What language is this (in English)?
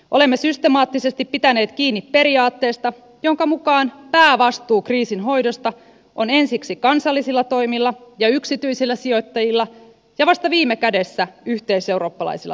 Finnish